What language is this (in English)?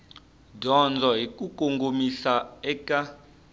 Tsonga